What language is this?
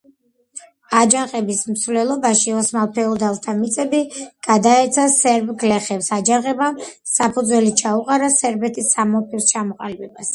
Georgian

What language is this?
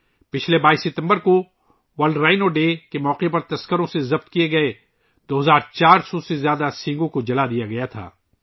Urdu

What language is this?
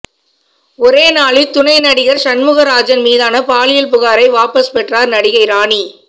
Tamil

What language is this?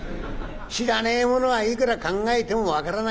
Japanese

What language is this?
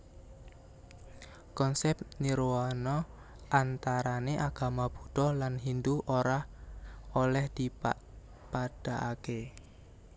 Javanese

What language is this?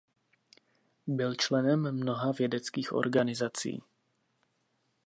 Czech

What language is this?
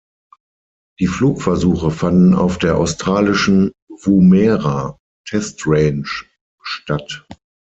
German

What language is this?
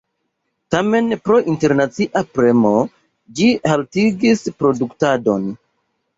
Esperanto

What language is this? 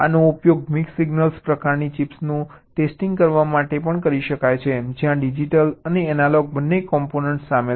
Gujarati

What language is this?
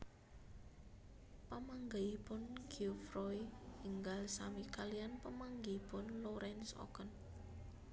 Javanese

